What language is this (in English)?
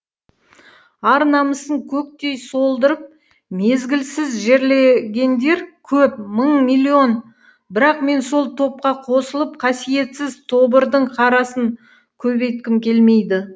Kazakh